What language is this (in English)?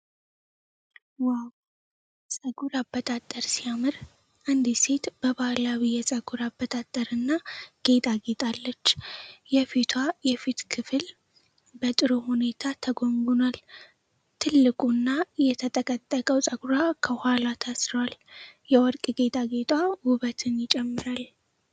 Amharic